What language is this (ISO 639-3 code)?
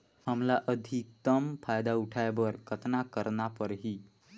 hne